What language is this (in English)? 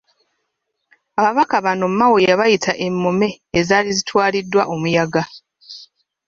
Ganda